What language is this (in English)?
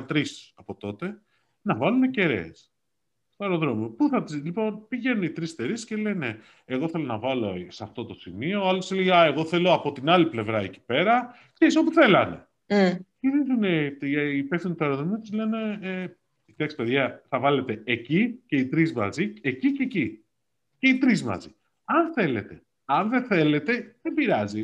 Greek